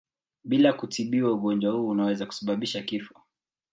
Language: Swahili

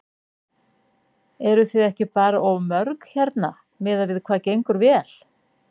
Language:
Icelandic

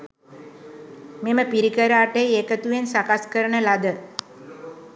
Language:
Sinhala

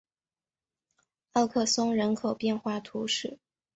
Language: Chinese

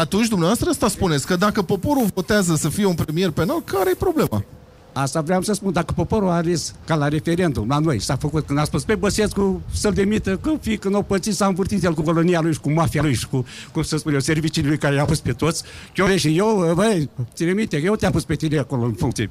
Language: Romanian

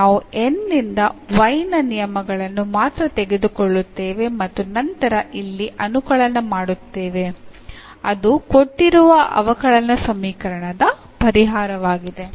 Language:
Kannada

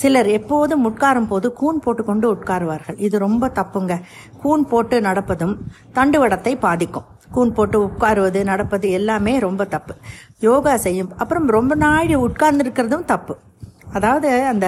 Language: Tamil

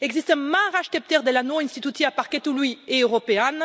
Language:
Romanian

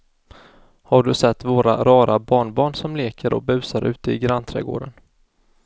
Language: Swedish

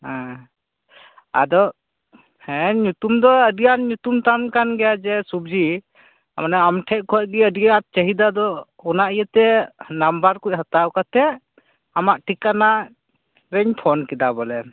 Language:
Santali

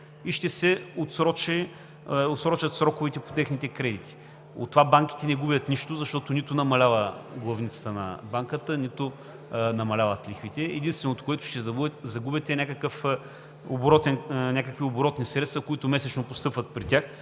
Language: Bulgarian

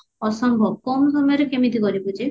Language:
Odia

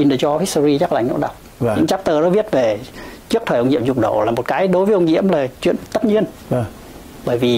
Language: Vietnamese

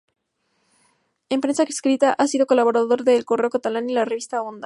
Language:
Spanish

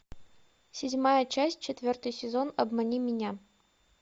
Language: Russian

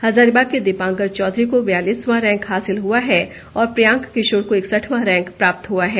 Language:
Hindi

